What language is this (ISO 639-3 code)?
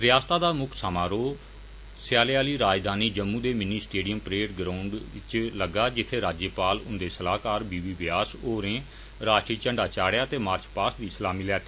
doi